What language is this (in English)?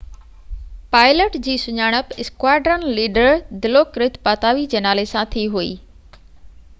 Sindhi